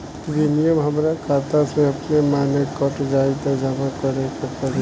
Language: Bhojpuri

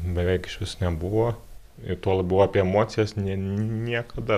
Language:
Lithuanian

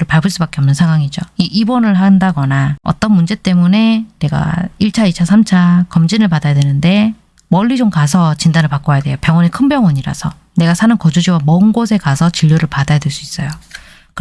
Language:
Korean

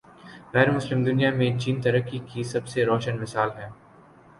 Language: Urdu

